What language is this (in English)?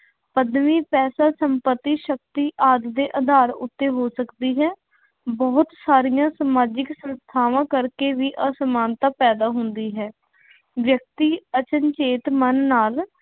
Punjabi